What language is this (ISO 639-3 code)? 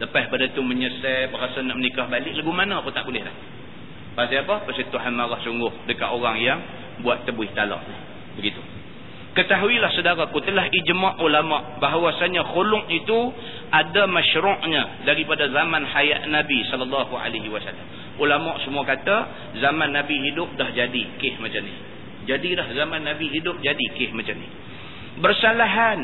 msa